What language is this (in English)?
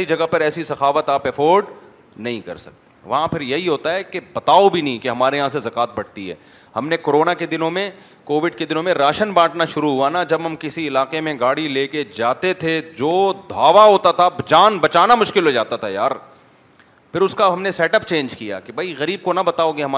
Urdu